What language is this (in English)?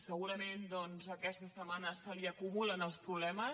Catalan